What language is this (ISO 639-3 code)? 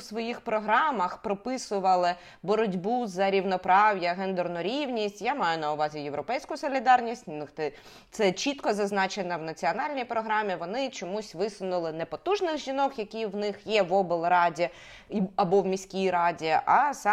ukr